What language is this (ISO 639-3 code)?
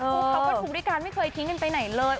tha